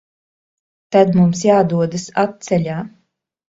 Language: Latvian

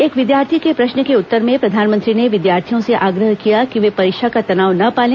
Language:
Hindi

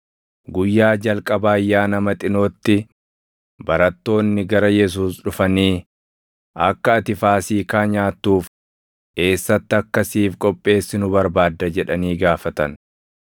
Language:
Oromo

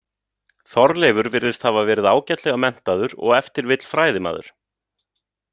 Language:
Icelandic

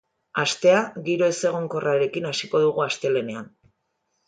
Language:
Basque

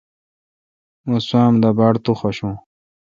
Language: Kalkoti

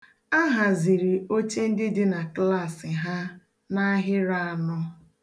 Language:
Igbo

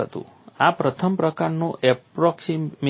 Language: Gujarati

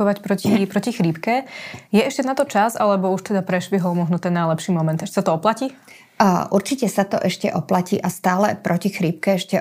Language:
Slovak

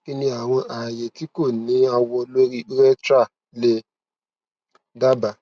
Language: Yoruba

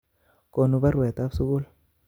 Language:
Kalenjin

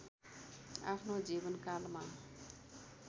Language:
Nepali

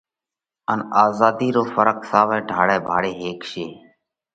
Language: Parkari Koli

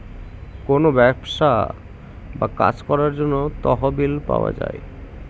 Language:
Bangla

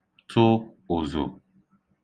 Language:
Igbo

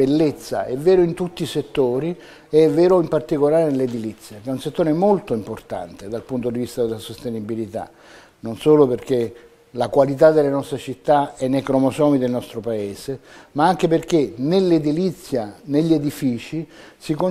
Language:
Italian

